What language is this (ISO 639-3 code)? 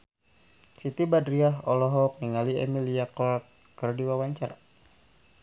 sun